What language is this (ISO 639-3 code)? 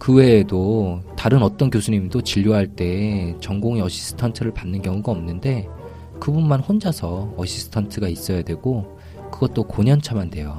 kor